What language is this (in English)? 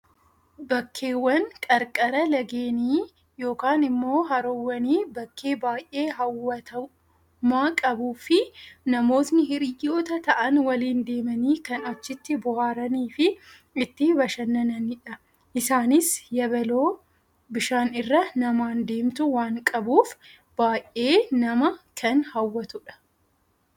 Oromo